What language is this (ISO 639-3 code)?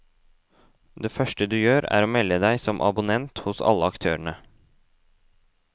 nor